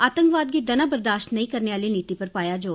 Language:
Dogri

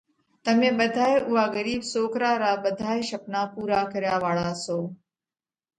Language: Parkari Koli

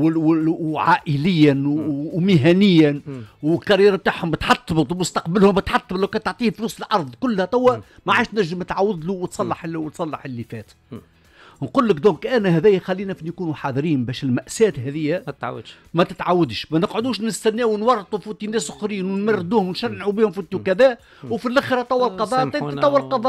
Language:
Arabic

